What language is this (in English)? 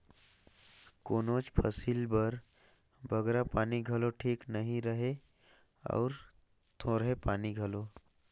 Chhattisgarhi